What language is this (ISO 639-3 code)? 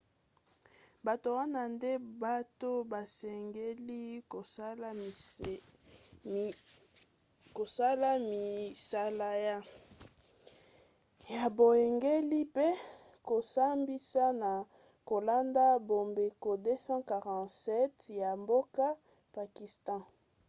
lin